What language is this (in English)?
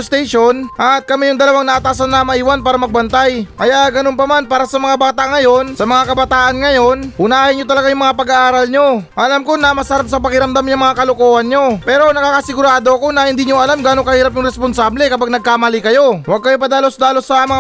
Filipino